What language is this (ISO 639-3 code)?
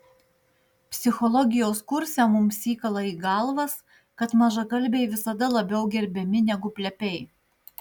lit